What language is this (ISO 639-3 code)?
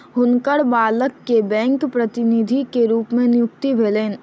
mai